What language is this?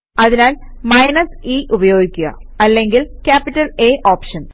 Malayalam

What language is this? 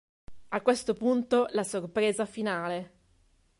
Italian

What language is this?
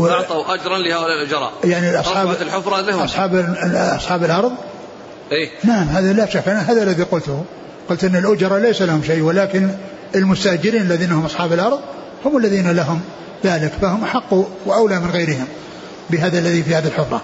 Arabic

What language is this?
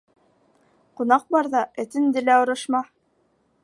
Bashkir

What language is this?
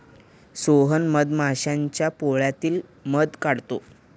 Marathi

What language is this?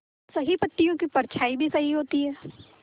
Hindi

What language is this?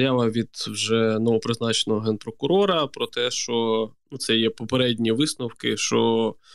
Ukrainian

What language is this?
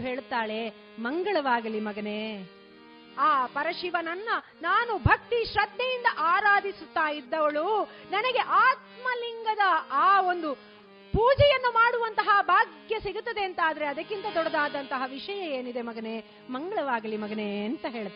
Kannada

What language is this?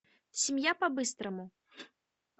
Russian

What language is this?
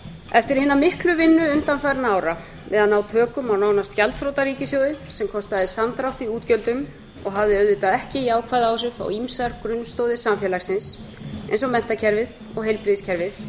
Icelandic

